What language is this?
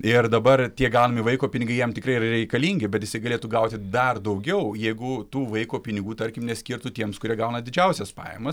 Lithuanian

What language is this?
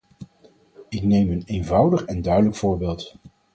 Dutch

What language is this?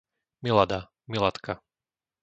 Slovak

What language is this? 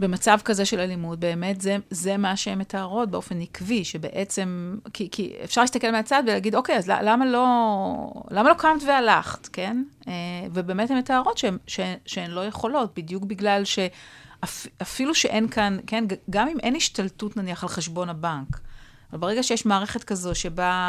Hebrew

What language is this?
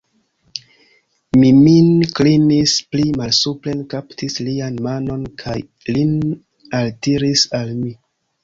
Esperanto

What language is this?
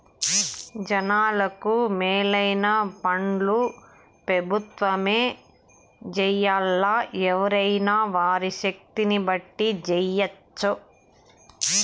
Telugu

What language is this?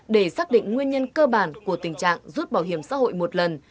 Vietnamese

